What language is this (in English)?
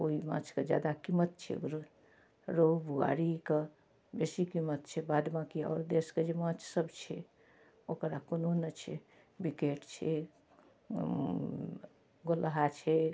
Maithili